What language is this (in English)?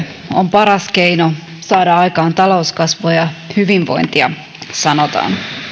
Finnish